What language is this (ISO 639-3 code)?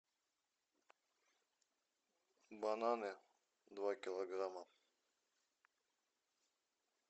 rus